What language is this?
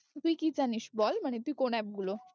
Bangla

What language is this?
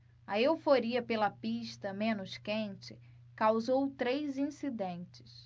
Portuguese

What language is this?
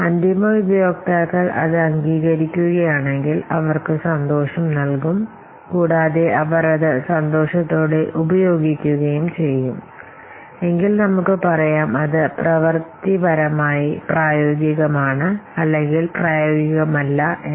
Malayalam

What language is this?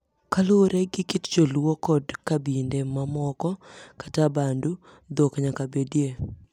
Luo (Kenya and Tanzania)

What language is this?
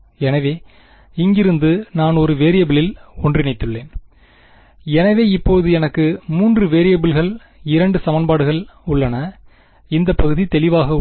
Tamil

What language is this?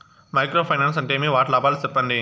Telugu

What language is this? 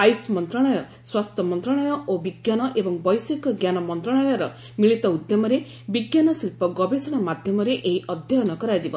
Odia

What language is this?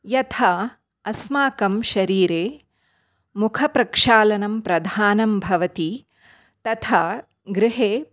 Sanskrit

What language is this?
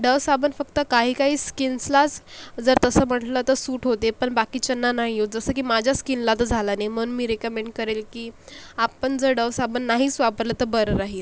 Marathi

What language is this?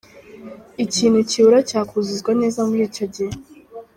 Kinyarwanda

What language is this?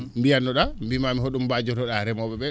Fula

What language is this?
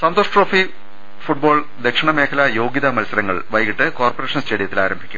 Malayalam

